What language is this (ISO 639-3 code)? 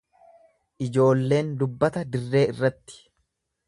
orm